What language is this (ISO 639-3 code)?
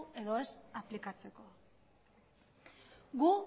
eus